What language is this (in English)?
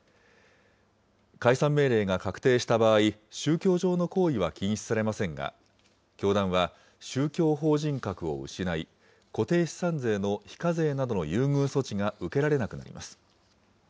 Japanese